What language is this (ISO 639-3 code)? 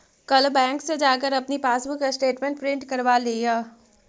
mag